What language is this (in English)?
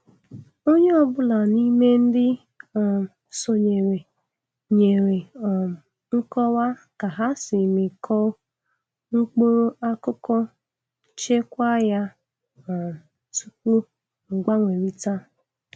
Igbo